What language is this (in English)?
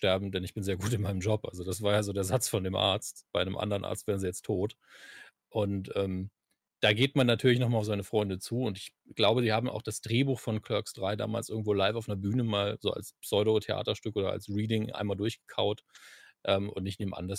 German